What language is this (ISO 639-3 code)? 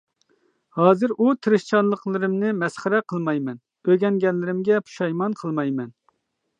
uig